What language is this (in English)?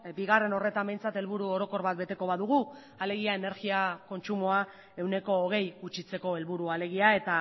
Basque